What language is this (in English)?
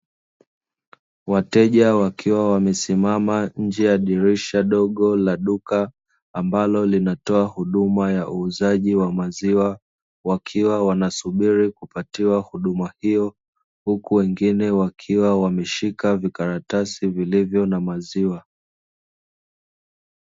Swahili